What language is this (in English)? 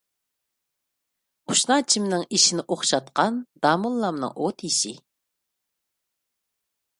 Uyghur